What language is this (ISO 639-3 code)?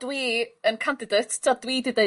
cym